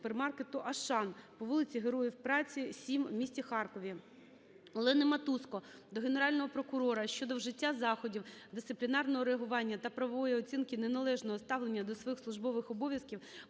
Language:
Ukrainian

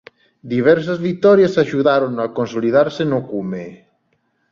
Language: Galician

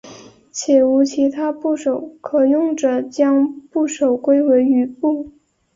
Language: Chinese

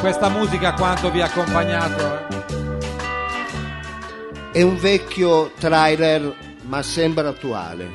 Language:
Italian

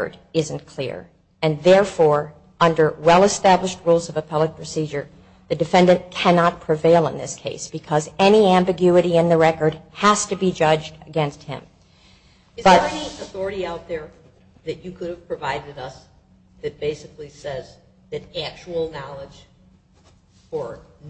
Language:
English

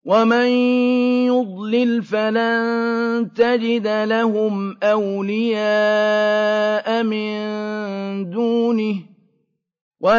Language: Arabic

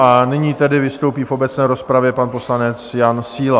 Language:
Czech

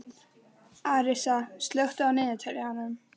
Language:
Icelandic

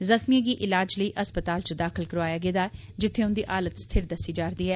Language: Dogri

